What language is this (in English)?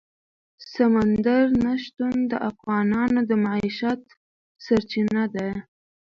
Pashto